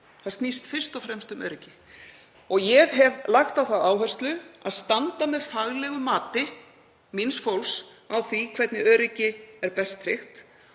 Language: Icelandic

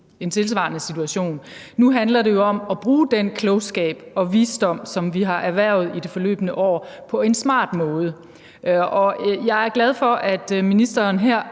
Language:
Danish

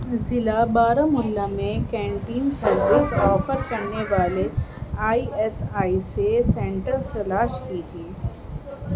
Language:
Urdu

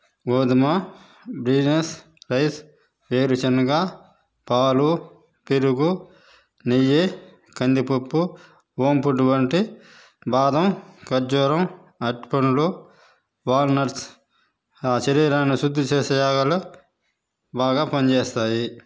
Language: Telugu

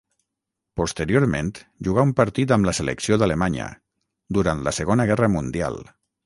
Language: Catalan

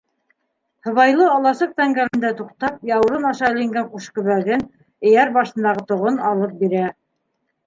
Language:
Bashkir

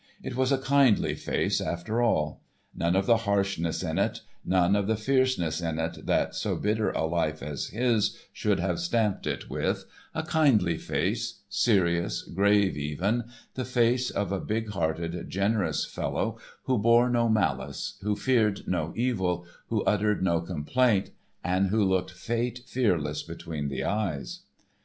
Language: English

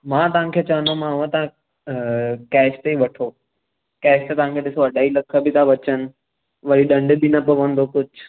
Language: Sindhi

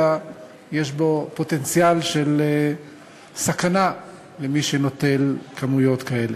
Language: Hebrew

